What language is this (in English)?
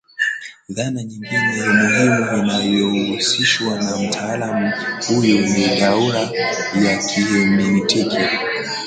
Swahili